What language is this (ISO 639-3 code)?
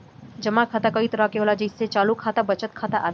bho